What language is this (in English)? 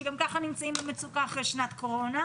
Hebrew